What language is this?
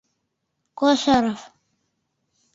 Mari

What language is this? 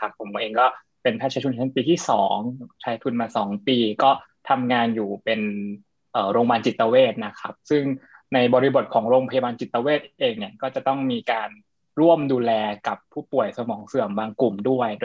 Thai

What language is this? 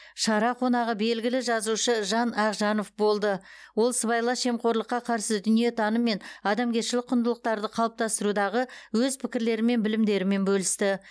Kazakh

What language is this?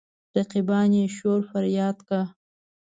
Pashto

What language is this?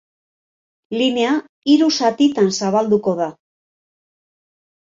Basque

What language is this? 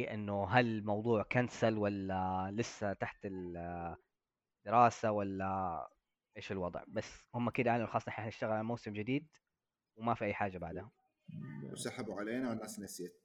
Arabic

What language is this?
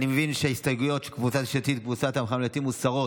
Hebrew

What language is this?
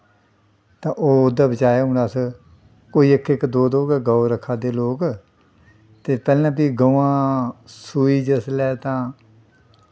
Dogri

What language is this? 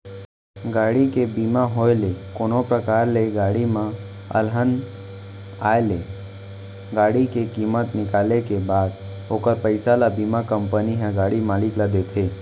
Chhattisgarhi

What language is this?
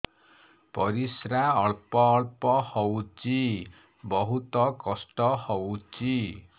Odia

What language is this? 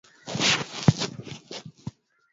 Swahili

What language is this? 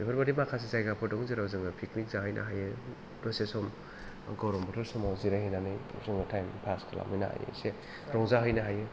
Bodo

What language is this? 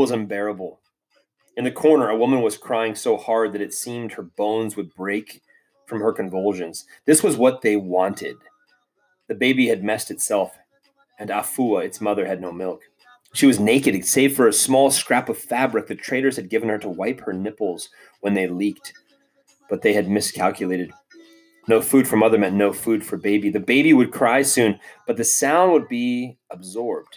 English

